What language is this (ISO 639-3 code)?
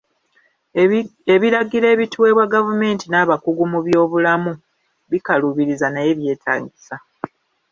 lug